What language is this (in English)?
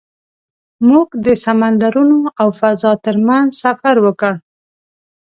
Pashto